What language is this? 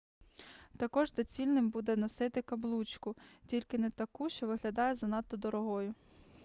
Ukrainian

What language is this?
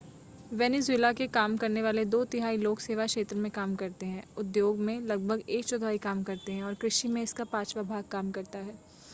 Hindi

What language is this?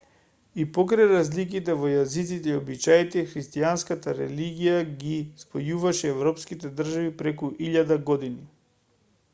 Macedonian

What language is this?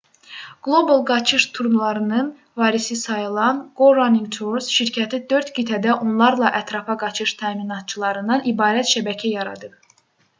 Azerbaijani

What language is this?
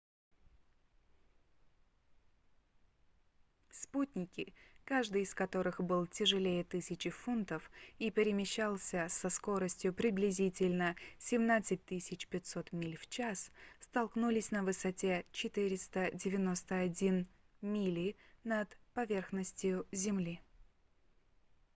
Russian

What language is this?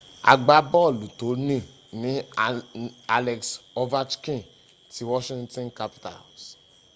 Yoruba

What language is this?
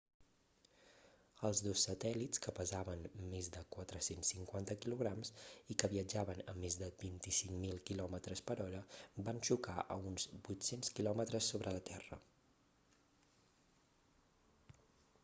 Catalan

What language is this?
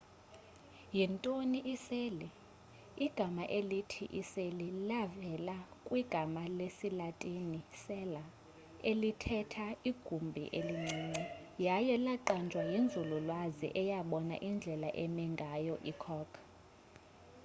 Xhosa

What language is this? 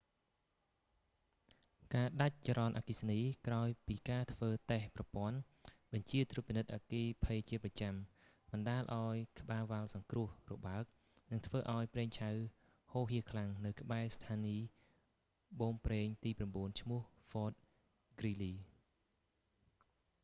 Khmer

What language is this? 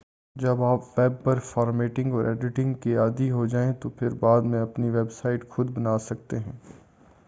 Urdu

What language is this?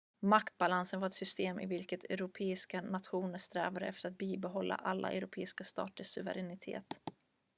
Swedish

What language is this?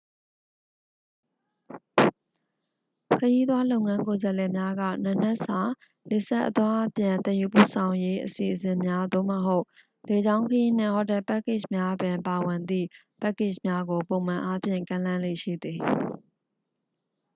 Burmese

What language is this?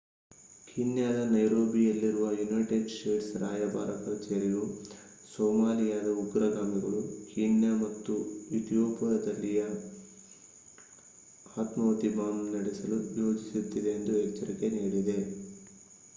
Kannada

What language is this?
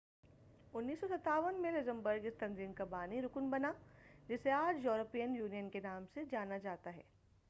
Urdu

